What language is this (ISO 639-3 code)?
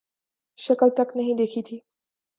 urd